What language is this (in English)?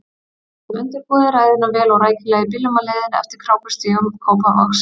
Icelandic